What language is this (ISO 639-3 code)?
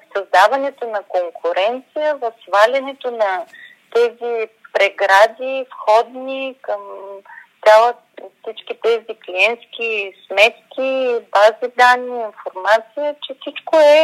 bul